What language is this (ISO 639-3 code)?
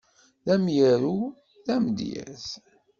kab